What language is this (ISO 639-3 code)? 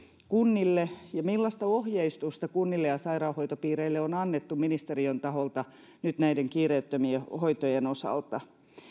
fin